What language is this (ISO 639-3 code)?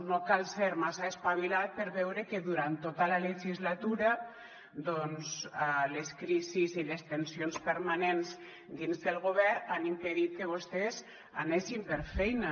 cat